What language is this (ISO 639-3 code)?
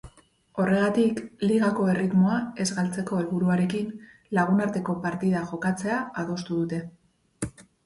eus